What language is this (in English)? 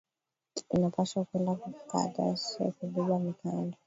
Swahili